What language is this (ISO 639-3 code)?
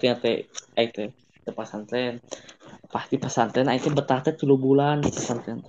ind